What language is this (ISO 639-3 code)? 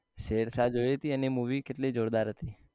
guj